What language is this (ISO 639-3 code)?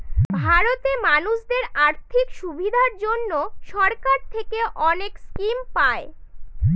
ben